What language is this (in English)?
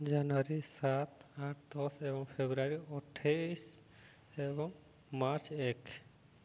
Odia